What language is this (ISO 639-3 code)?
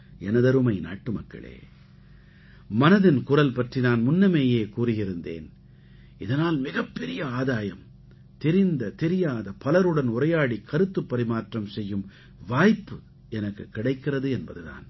tam